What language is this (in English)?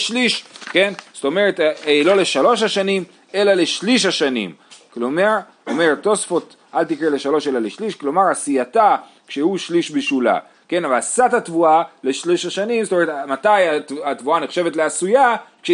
Hebrew